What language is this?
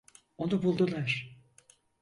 Turkish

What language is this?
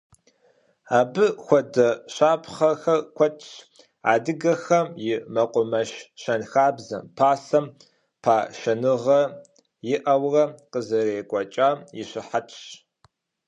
Kabardian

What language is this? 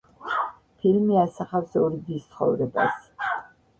Georgian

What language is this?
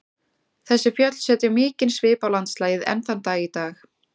Icelandic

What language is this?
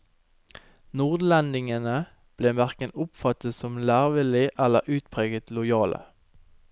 Norwegian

